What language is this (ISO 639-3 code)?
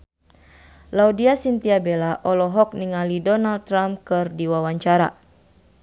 sun